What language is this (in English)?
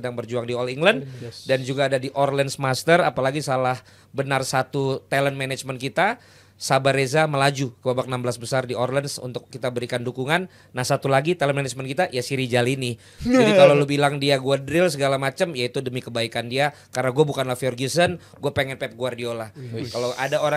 Indonesian